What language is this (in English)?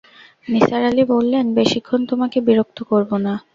Bangla